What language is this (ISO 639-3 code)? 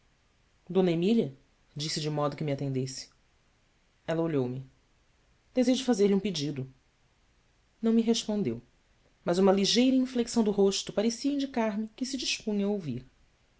por